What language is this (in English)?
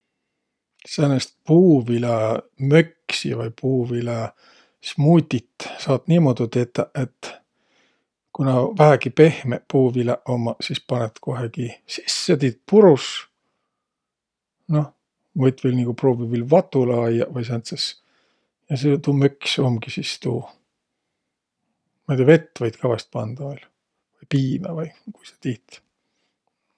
Võro